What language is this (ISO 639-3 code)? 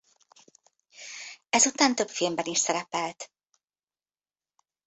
hun